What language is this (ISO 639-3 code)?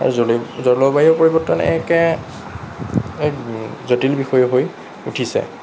asm